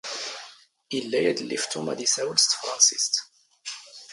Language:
Standard Moroccan Tamazight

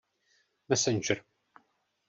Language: Czech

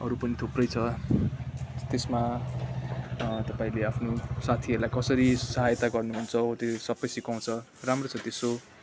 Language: Nepali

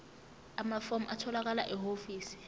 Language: Zulu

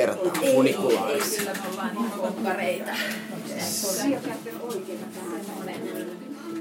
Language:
Finnish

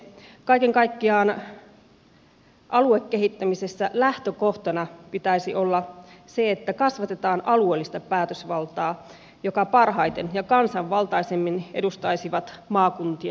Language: Finnish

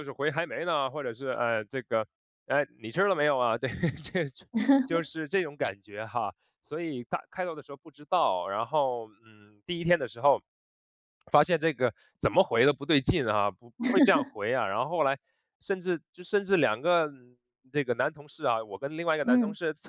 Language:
Chinese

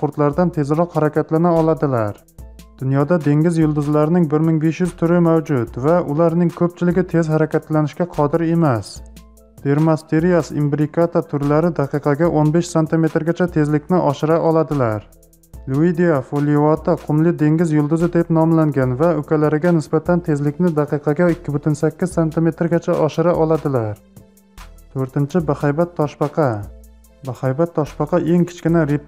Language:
Turkish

